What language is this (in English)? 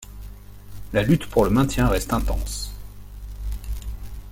French